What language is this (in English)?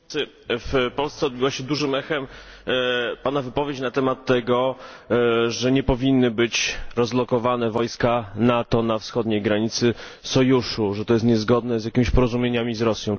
Polish